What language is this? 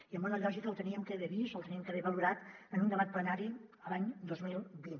Catalan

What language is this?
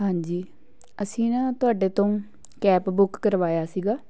Punjabi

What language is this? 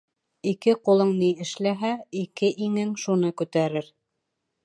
Bashkir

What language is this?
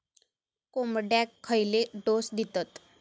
Marathi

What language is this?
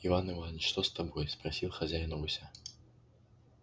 Russian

